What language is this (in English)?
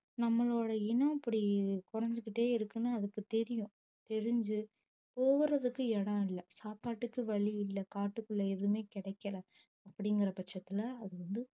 Tamil